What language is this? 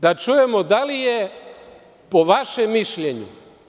Serbian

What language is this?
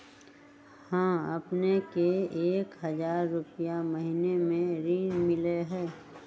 Magahi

